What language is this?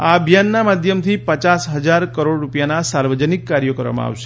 Gujarati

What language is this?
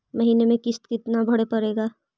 Magahi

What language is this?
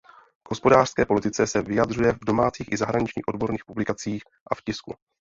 Czech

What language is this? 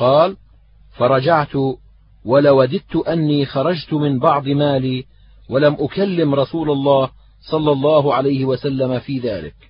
Arabic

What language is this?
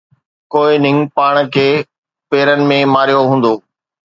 Sindhi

